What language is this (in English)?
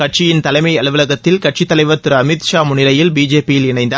Tamil